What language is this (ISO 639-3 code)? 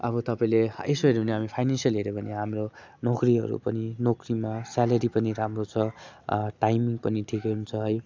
nep